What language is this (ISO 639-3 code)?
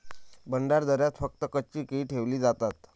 mar